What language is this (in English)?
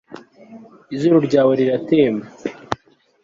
Kinyarwanda